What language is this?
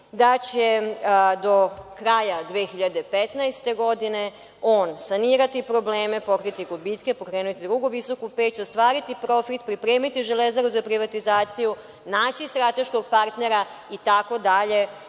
Serbian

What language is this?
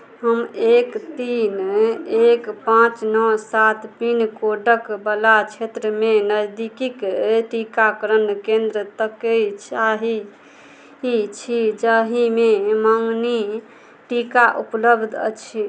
Maithili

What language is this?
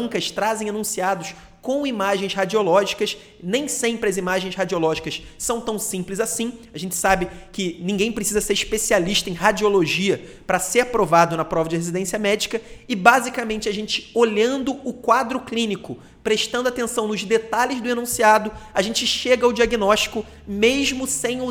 Portuguese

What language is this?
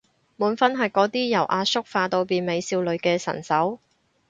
Cantonese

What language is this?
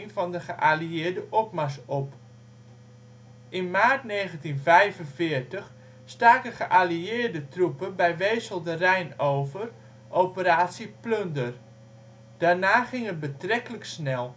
Dutch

